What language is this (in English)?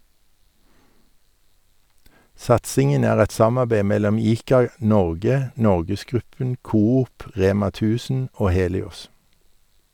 Norwegian